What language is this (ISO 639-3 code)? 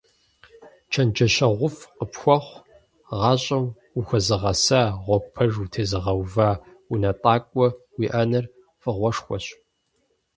kbd